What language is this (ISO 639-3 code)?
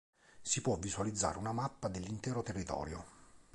ita